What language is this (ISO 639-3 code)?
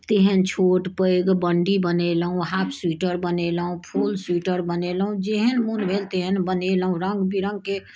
mai